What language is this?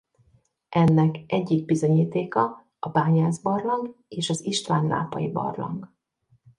Hungarian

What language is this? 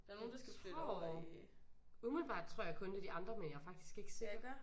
Danish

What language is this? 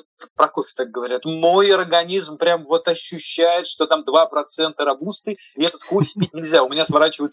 Russian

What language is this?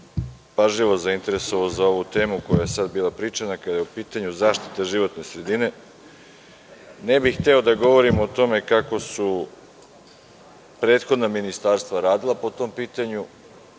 Serbian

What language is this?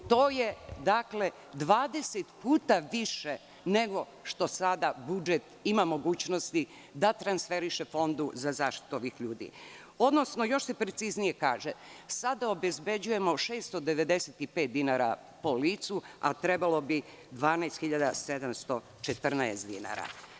Serbian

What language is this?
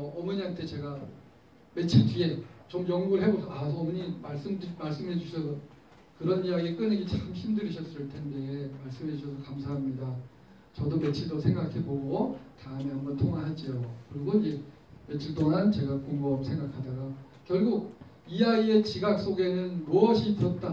Korean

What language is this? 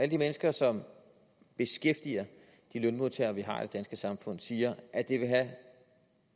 Danish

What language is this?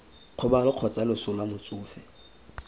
Tswana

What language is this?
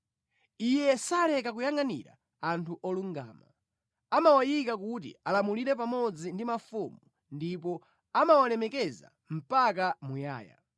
Nyanja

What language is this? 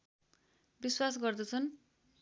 Nepali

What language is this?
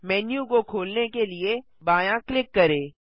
Hindi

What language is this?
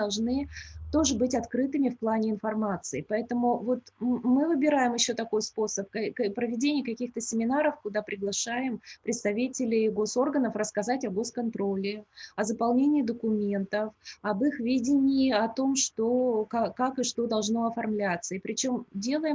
Russian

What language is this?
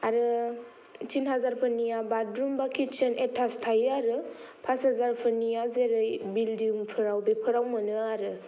Bodo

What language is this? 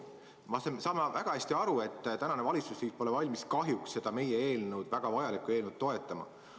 Estonian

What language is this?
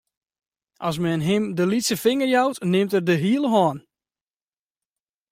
Western Frisian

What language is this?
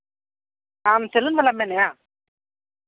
Santali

